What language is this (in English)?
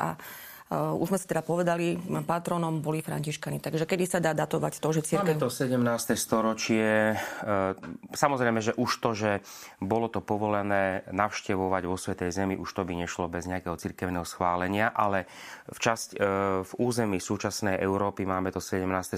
Slovak